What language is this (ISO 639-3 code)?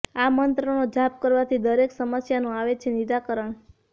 guj